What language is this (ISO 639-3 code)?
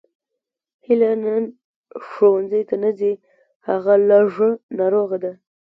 pus